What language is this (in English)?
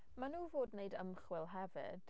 Welsh